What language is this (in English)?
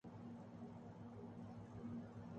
Urdu